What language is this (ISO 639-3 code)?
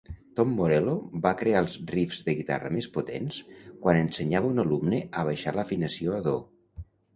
cat